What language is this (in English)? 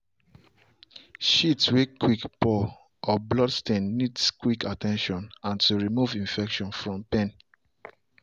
Nigerian Pidgin